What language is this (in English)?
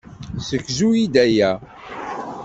Kabyle